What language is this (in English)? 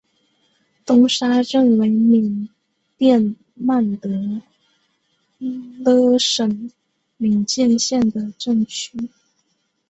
Chinese